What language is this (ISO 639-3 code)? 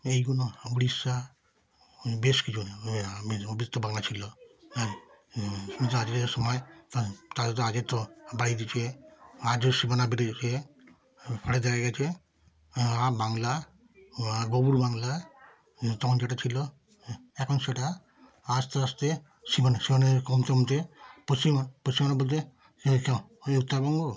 ben